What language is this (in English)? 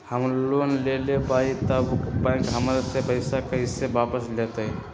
Magahi